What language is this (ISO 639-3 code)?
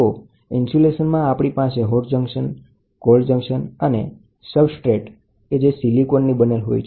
guj